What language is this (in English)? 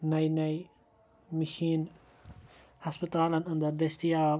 Kashmiri